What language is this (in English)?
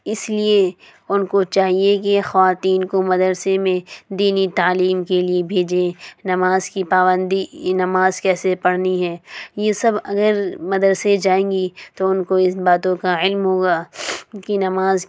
Urdu